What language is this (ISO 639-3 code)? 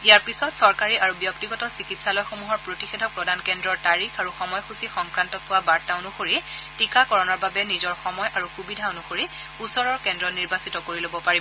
asm